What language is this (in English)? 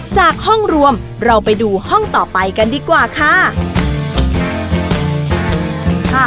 Thai